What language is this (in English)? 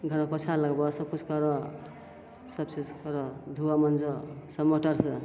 Maithili